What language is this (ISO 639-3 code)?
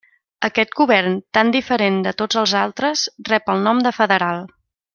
cat